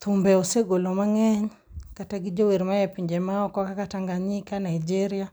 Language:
Luo (Kenya and Tanzania)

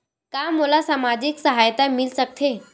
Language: Chhattisgarhi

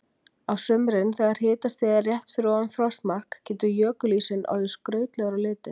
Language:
Icelandic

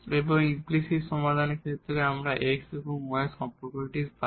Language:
Bangla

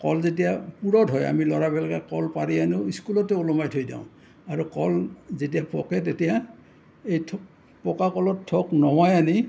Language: Assamese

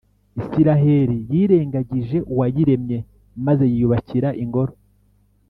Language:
Kinyarwanda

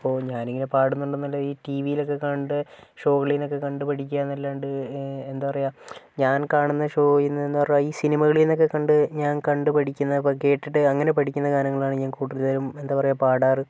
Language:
Malayalam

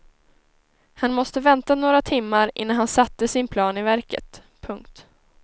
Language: Swedish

